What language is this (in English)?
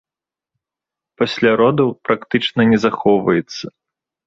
Belarusian